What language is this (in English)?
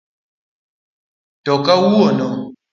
Luo (Kenya and Tanzania)